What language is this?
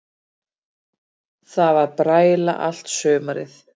Icelandic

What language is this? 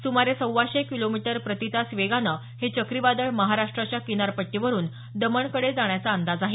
Marathi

